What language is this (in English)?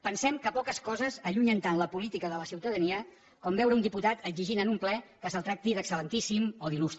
Catalan